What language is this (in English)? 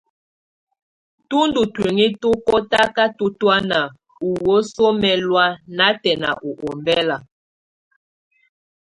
Tunen